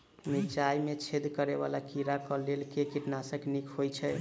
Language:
Maithili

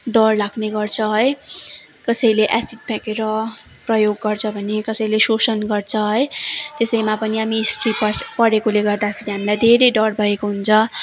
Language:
Nepali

